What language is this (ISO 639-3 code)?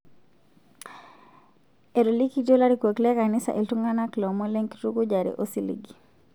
mas